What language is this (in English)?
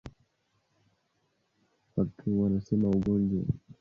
Swahili